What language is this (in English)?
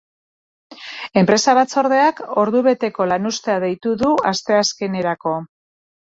Basque